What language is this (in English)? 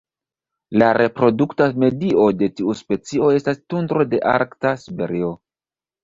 Esperanto